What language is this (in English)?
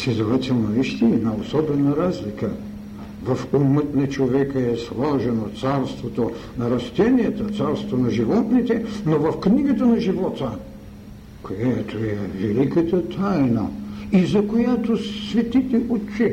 Bulgarian